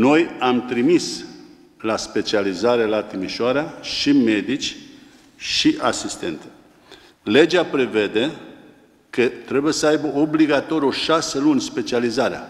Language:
Romanian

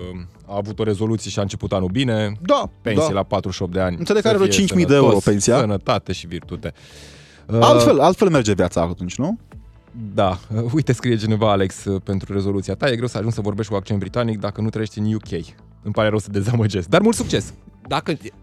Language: Romanian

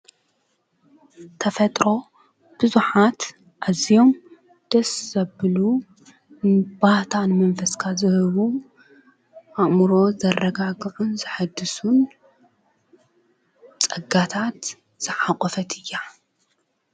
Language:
Tigrinya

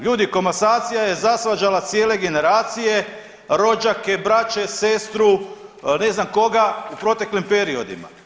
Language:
Croatian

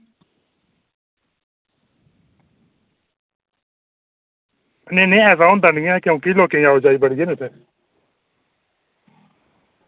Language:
Dogri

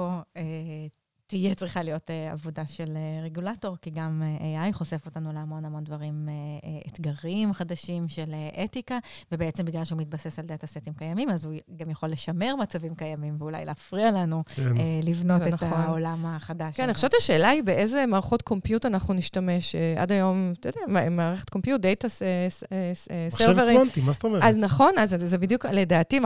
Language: Hebrew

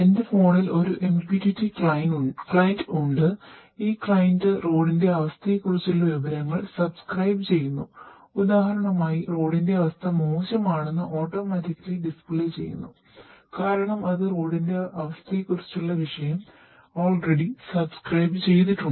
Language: Malayalam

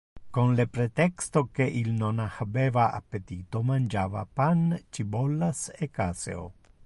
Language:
Interlingua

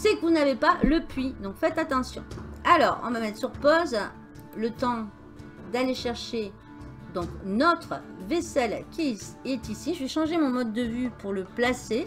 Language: French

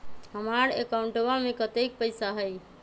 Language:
Magahi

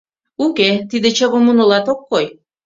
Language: Mari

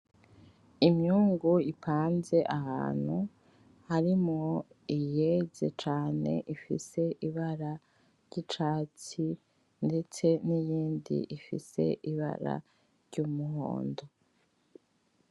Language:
Rundi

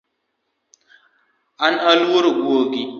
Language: Luo (Kenya and Tanzania)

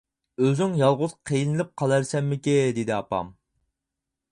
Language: Uyghur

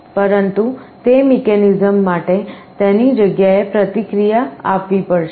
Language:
Gujarati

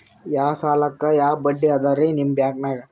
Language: Kannada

